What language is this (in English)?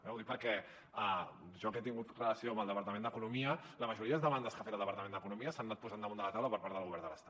Catalan